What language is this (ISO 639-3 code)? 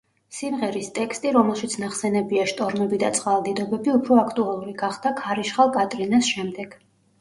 kat